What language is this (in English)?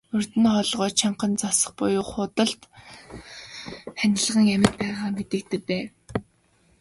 Mongolian